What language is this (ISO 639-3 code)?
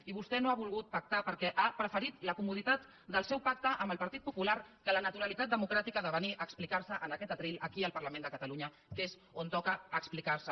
cat